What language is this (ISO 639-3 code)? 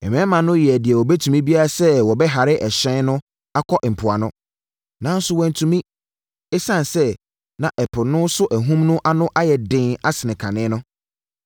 aka